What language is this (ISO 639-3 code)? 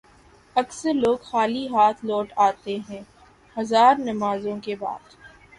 urd